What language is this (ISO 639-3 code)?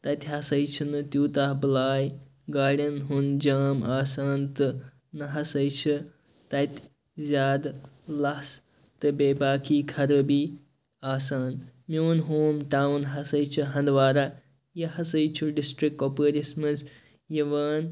kas